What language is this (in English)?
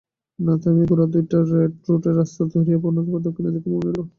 Bangla